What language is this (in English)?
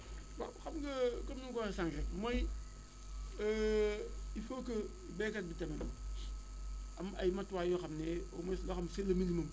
Wolof